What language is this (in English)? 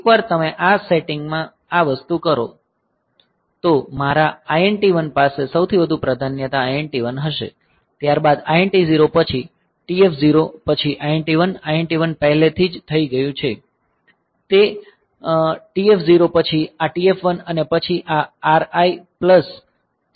Gujarati